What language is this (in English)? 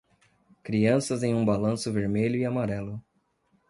Portuguese